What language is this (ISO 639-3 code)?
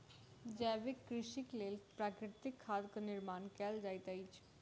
mai